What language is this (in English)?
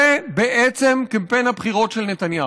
Hebrew